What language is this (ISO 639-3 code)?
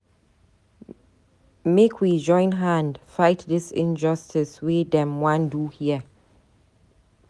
pcm